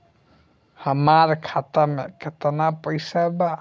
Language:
Bhojpuri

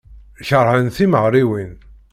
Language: Kabyle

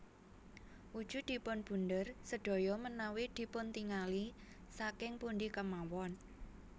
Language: Javanese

